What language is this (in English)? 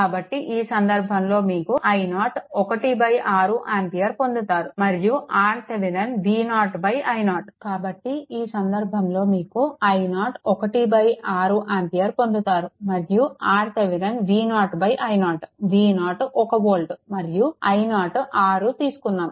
Telugu